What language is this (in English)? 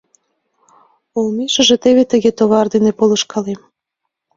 Mari